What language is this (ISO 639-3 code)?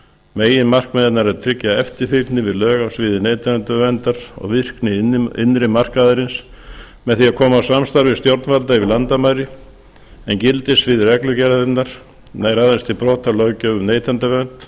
isl